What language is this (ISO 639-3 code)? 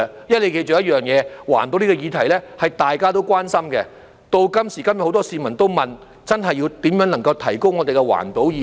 yue